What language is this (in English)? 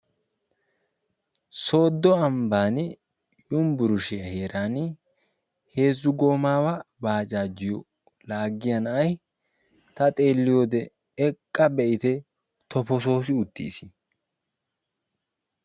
Wolaytta